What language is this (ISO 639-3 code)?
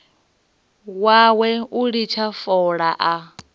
ven